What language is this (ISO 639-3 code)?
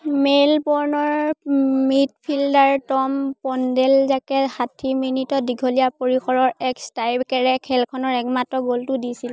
asm